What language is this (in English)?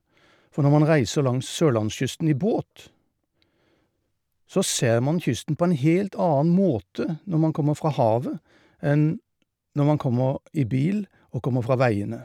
Norwegian